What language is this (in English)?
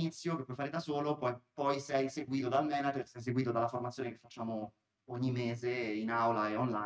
Italian